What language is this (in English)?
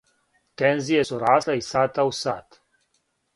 Serbian